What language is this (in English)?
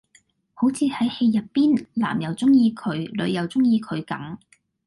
Cantonese